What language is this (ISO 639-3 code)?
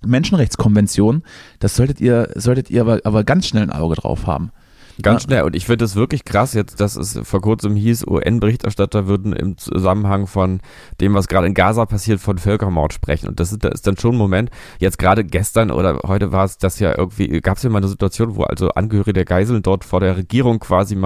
deu